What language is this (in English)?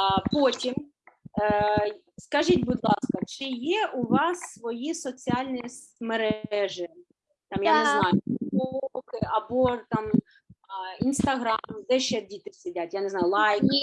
Ukrainian